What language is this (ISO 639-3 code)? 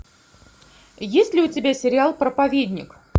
rus